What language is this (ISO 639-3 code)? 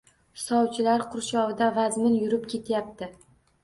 uzb